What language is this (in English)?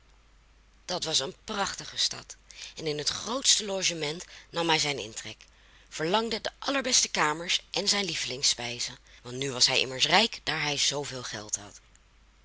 Dutch